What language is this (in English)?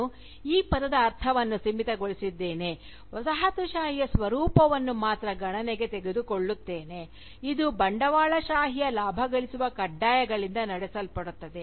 Kannada